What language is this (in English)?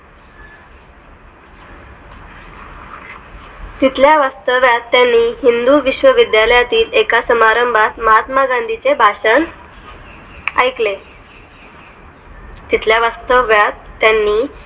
Marathi